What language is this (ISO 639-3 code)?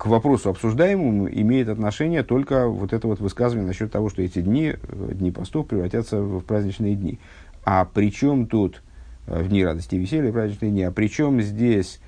rus